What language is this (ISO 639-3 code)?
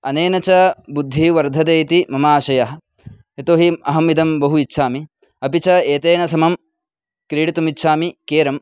san